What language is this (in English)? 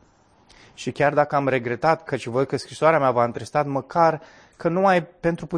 Romanian